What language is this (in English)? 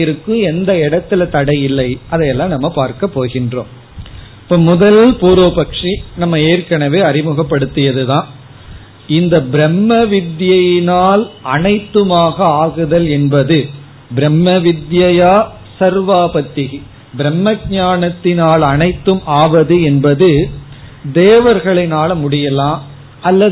Tamil